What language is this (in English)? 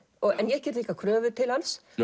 Icelandic